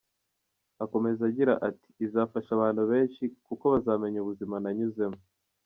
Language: Kinyarwanda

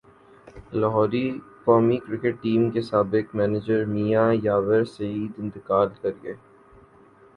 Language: Urdu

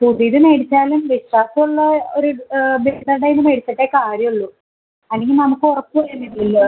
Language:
Malayalam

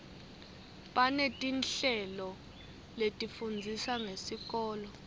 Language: Swati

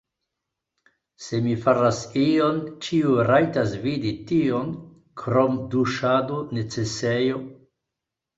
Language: Esperanto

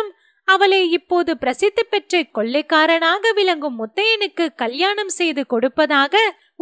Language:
Tamil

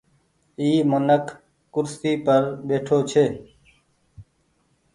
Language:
Goaria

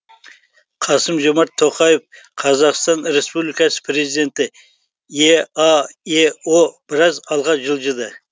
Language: Kazakh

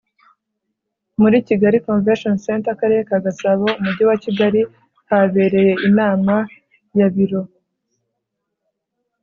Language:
Kinyarwanda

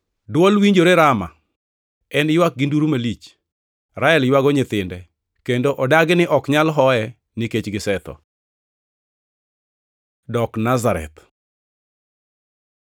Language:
Luo (Kenya and Tanzania)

